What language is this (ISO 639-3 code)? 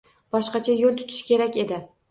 uzb